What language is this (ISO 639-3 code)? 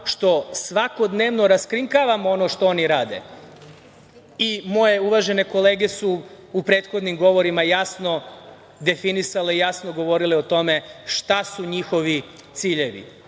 srp